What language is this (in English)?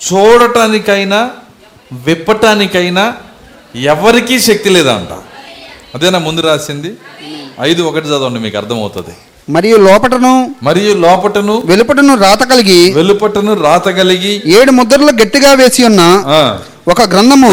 Telugu